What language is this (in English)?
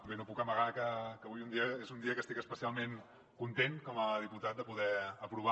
Catalan